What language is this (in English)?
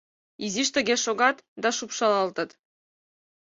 Mari